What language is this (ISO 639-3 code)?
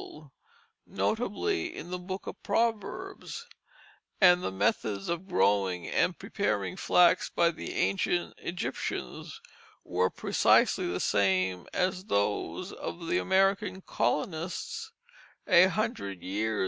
eng